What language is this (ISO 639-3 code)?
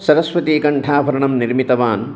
san